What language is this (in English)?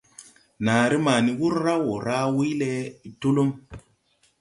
Tupuri